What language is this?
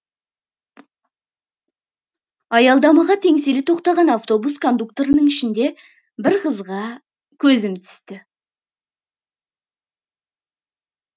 Kazakh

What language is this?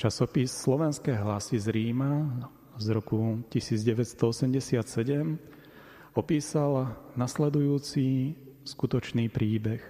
Slovak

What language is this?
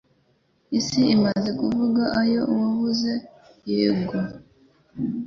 Kinyarwanda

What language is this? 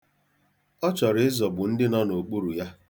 Igbo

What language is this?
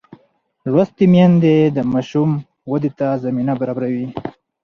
Pashto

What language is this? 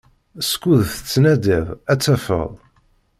Kabyle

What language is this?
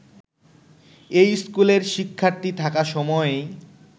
Bangla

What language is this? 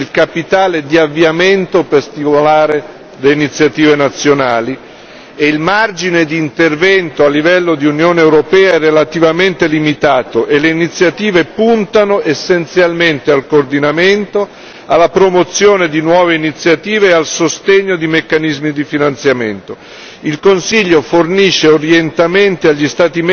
Italian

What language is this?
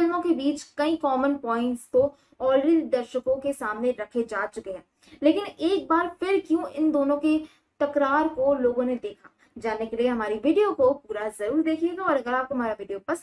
Hindi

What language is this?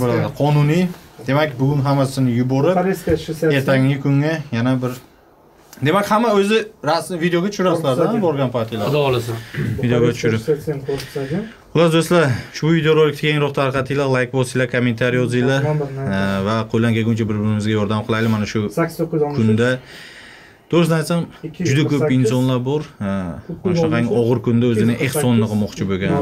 Turkish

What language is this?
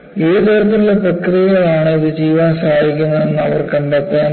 Malayalam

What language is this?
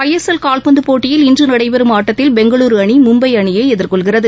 Tamil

